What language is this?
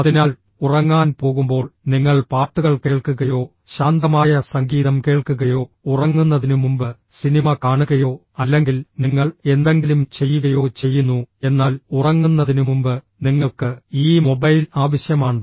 Malayalam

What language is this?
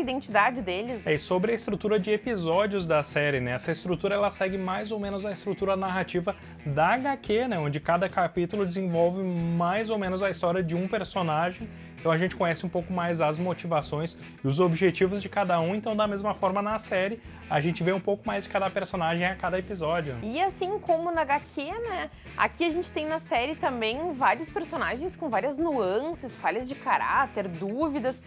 Portuguese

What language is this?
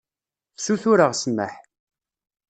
Kabyle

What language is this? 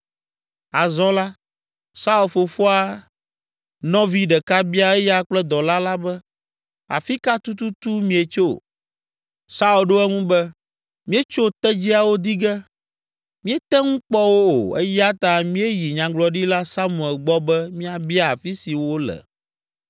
Ewe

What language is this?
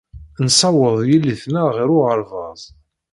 Kabyle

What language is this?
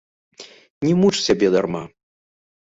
Belarusian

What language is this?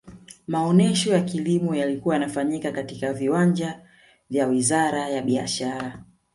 Swahili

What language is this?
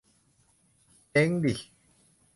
Thai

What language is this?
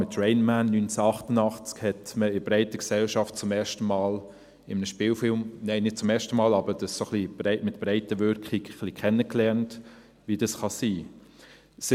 Swiss German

